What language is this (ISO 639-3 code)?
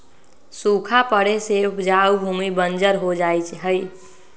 mag